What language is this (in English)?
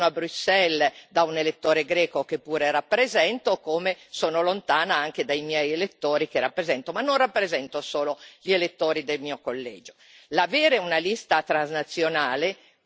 Italian